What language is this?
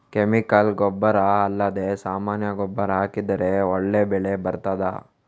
Kannada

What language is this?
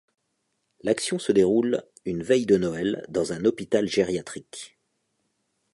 French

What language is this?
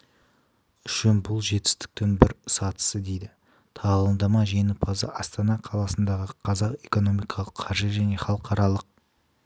Kazakh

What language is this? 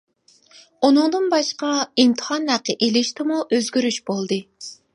Uyghur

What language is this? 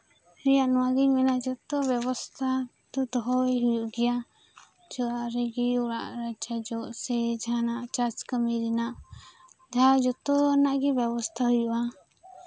Santali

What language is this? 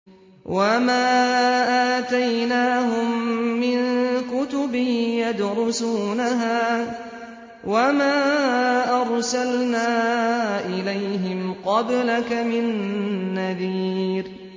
Arabic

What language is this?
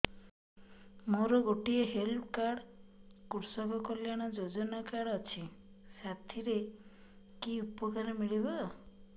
Odia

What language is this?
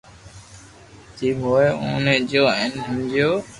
Loarki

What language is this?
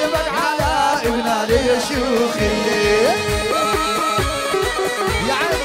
Arabic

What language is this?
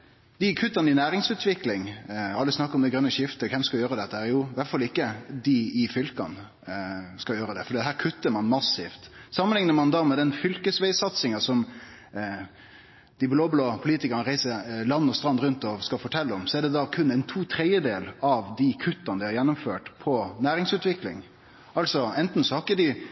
Norwegian Nynorsk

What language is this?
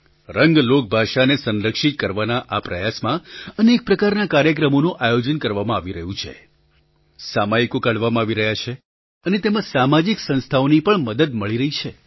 Gujarati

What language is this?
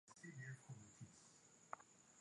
Swahili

